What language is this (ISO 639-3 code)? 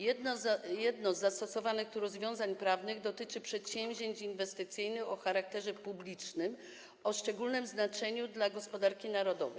pol